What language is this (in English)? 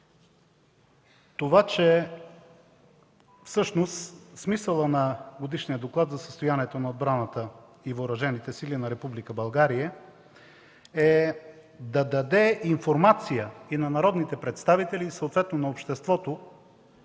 Bulgarian